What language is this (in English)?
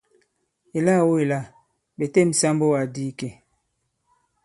Bankon